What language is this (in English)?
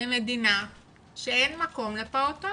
Hebrew